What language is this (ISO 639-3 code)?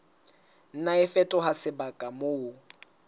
sot